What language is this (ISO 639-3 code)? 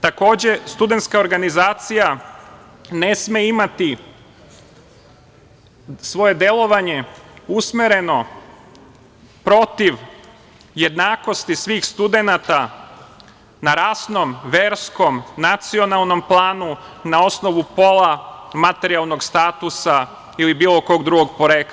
srp